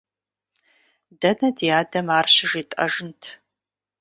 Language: Kabardian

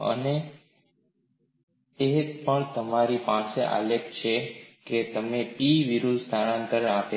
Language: Gujarati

